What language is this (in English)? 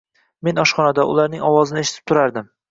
Uzbek